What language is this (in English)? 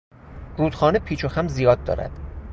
Persian